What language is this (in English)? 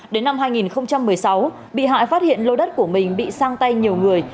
Vietnamese